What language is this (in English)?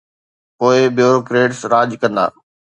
Sindhi